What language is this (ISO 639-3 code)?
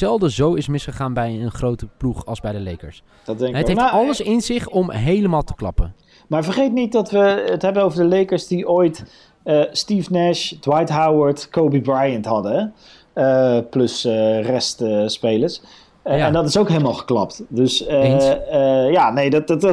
nld